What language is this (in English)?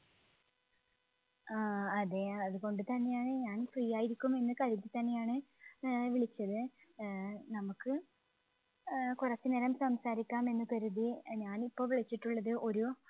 Malayalam